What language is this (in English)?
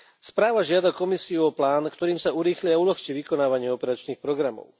Slovak